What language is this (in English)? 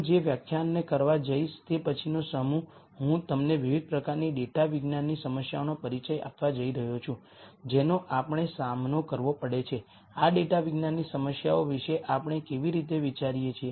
Gujarati